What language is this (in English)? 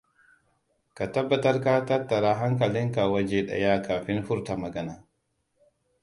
Hausa